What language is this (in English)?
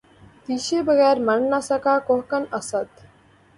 Urdu